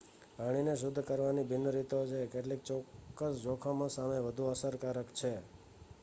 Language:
Gujarati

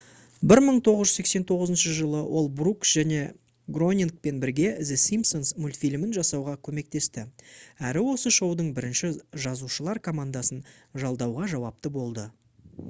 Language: Kazakh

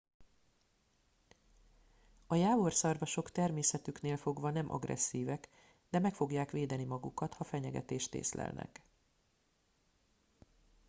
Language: Hungarian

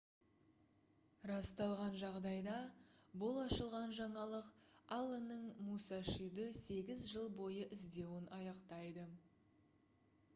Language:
Kazakh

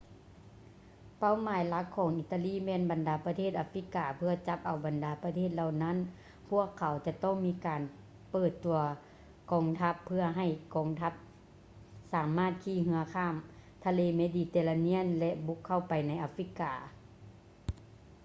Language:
Lao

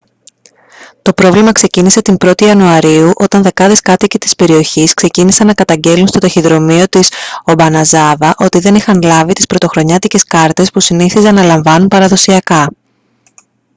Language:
Greek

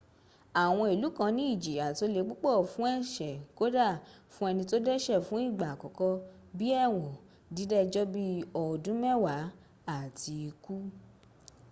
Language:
Yoruba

